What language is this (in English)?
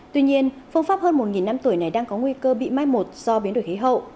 Vietnamese